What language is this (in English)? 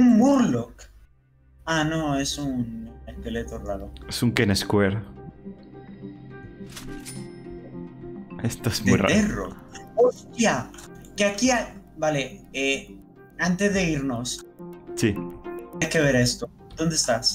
Spanish